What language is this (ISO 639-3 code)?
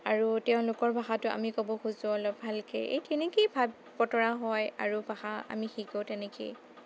asm